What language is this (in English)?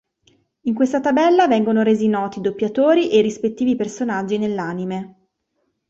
Italian